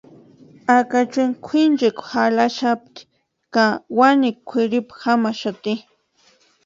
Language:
Western Highland Purepecha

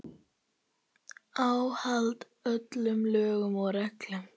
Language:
Icelandic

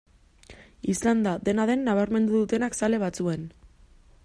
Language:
Basque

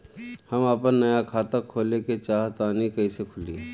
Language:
Bhojpuri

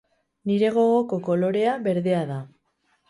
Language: Basque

